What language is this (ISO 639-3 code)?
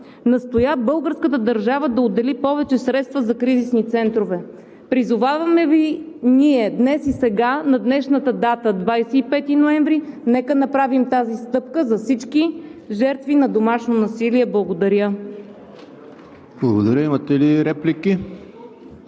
bul